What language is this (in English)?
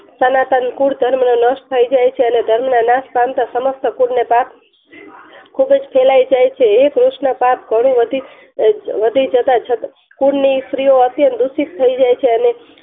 Gujarati